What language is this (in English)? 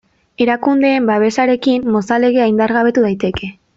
Basque